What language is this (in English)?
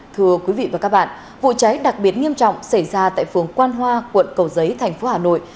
Vietnamese